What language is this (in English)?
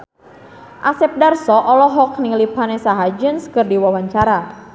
Sundanese